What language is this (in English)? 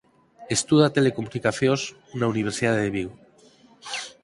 Galician